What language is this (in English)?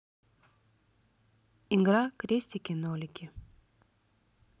Russian